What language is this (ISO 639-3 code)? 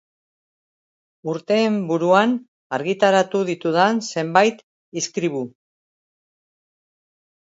eus